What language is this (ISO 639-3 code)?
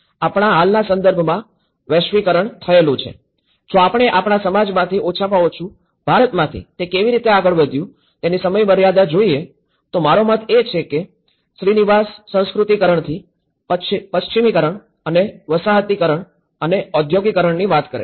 guj